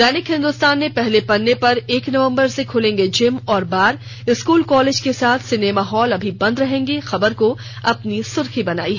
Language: Hindi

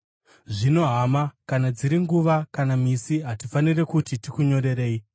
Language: Shona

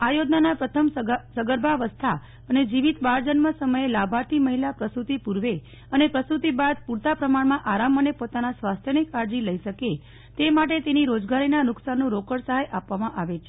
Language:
Gujarati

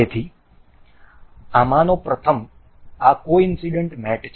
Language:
Gujarati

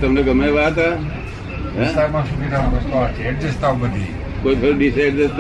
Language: Gujarati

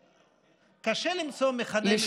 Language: Hebrew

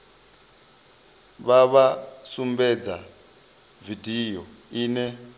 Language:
Venda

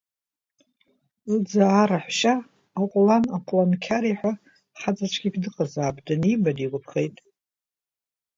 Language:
Abkhazian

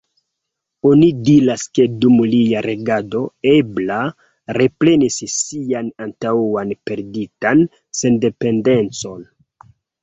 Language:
Esperanto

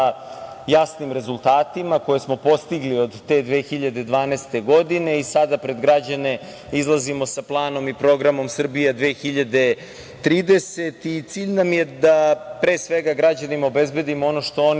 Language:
Serbian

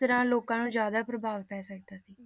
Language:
Punjabi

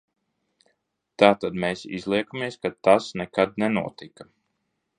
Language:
Latvian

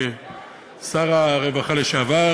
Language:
Hebrew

